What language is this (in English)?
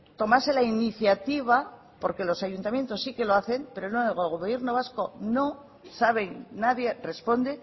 Spanish